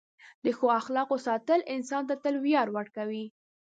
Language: Pashto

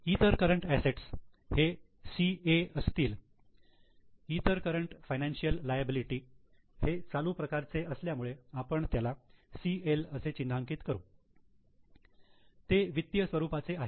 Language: Marathi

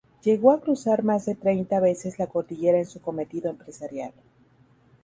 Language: Spanish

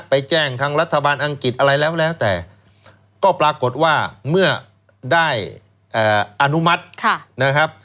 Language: Thai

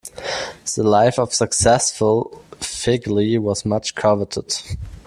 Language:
English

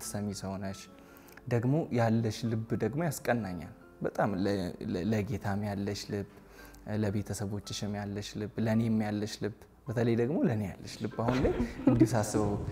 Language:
Arabic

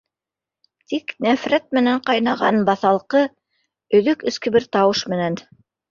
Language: Bashkir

